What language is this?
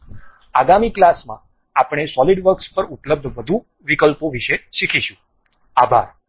Gujarati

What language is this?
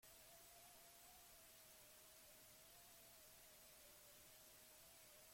Basque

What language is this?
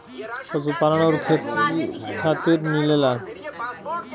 Bhojpuri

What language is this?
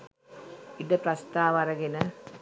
Sinhala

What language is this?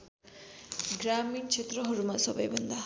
Nepali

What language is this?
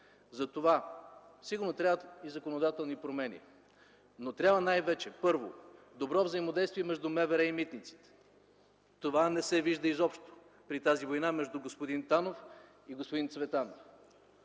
Bulgarian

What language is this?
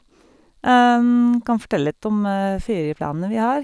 Norwegian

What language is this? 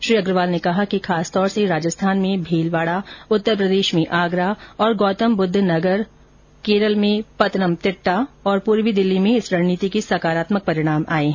Hindi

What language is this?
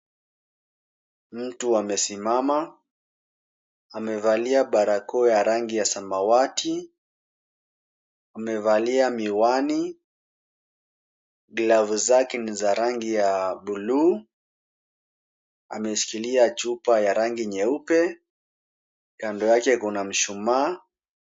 Swahili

